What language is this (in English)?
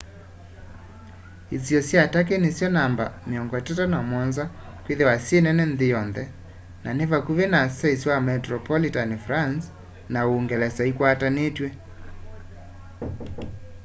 Kamba